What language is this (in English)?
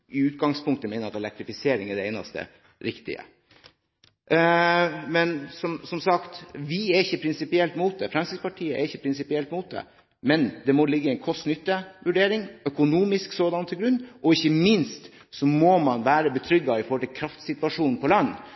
Norwegian Bokmål